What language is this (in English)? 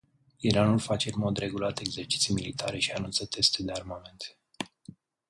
Romanian